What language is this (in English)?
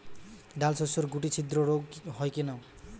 Bangla